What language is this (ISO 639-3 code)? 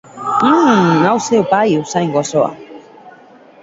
eus